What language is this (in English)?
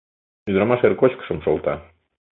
Mari